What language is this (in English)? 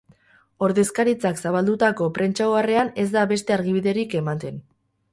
Basque